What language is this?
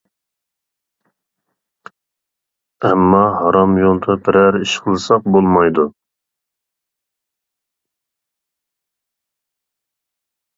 Uyghur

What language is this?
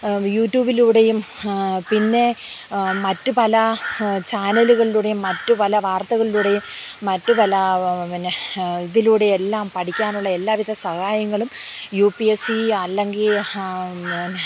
Malayalam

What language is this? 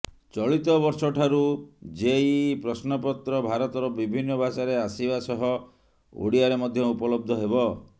Odia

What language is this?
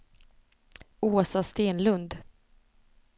Swedish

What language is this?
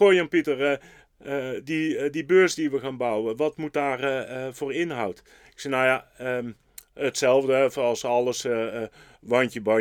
Dutch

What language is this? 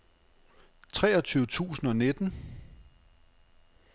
Danish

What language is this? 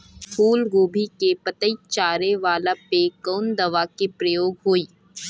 Bhojpuri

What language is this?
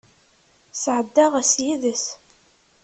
Kabyle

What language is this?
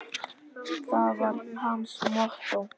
Icelandic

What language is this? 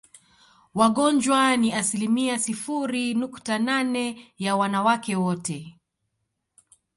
Swahili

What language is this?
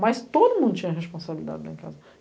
Portuguese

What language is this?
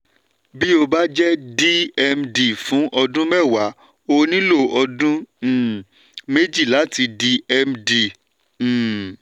Yoruba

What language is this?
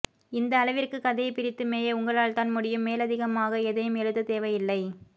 Tamil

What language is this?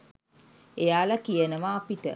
Sinhala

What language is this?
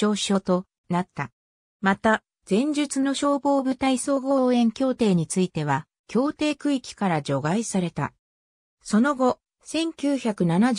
Japanese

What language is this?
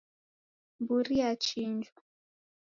Taita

